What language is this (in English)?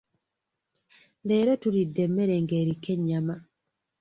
Ganda